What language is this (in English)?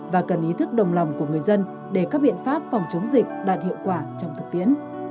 Vietnamese